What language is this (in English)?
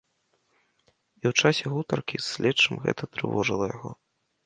Belarusian